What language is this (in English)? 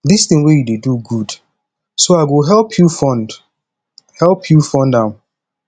Nigerian Pidgin